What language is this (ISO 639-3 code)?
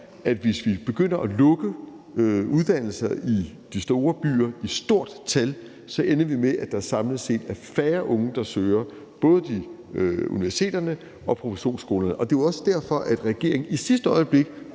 dan